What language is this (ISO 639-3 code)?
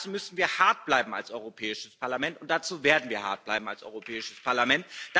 deu